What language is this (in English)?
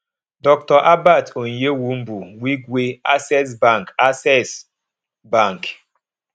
Yoruba